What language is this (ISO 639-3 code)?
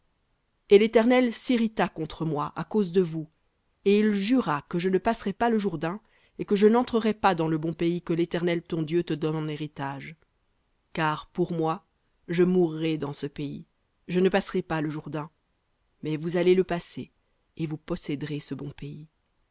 fra